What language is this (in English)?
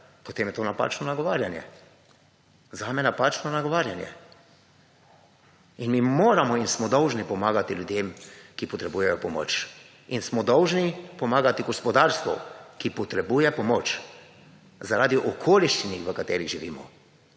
Slovenian